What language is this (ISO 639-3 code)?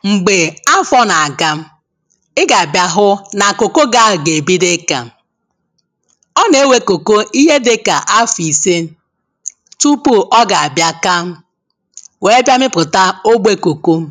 ibo